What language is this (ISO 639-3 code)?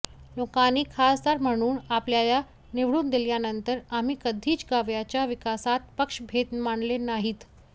mar